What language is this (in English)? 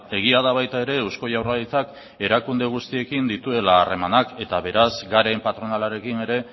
Basque